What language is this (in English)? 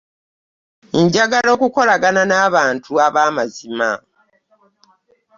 Ganda